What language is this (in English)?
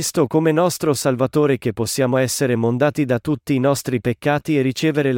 Italian